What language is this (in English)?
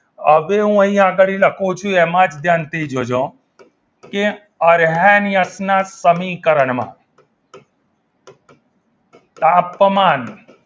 Gujarati